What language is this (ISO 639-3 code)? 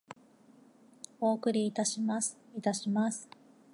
jpn